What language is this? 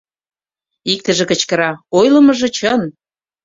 Mari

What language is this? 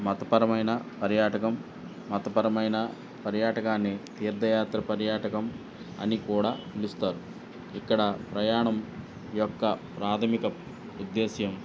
Telugu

